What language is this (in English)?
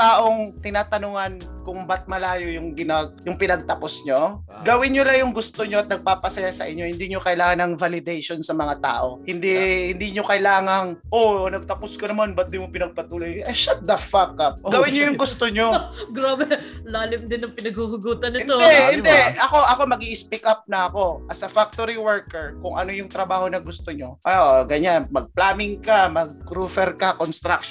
Filipino